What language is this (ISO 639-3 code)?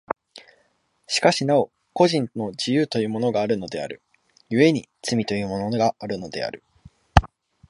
jpn